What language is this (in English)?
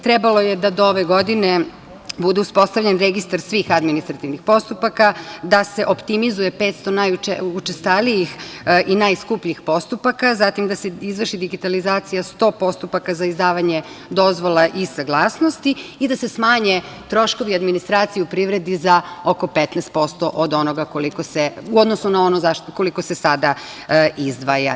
Serbian